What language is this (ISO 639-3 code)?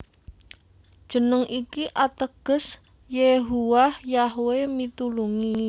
jav